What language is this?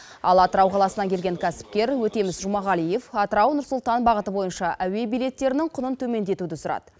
Kazakh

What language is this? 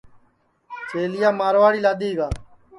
Sansi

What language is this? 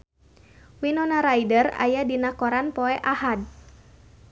Sundanese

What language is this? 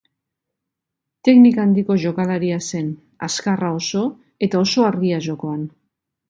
Basque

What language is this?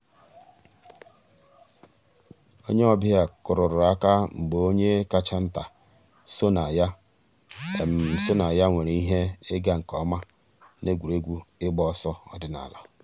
Igbo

